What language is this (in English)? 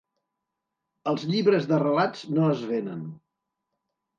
Catalan